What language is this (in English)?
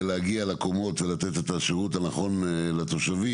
Hebrew